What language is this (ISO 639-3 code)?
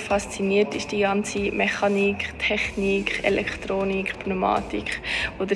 deu